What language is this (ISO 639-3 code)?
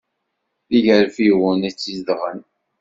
kab